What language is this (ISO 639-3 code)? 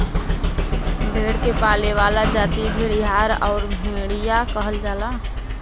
bho